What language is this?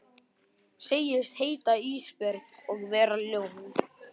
Icelandic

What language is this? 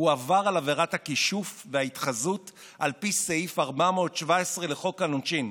Hebrew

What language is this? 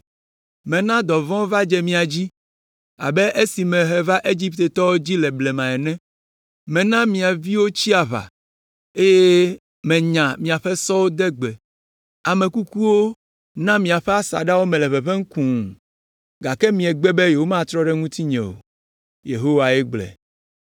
Ewe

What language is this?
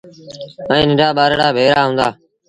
Sindhi Bhil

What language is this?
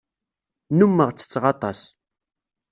Kabyle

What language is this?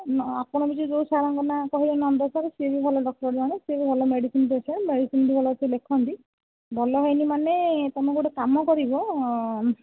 Odia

